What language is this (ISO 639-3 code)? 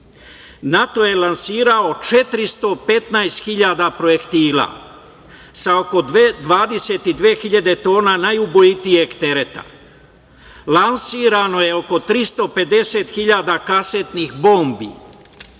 srp